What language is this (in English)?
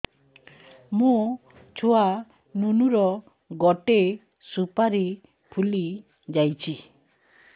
Odia